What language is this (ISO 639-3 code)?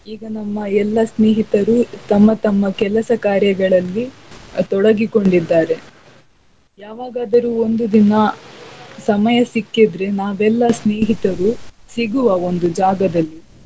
kan